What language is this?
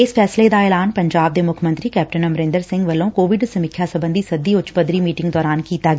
Punjabi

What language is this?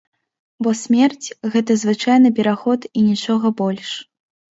Belarusian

